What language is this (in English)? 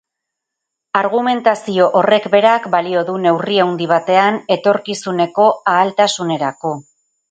Basque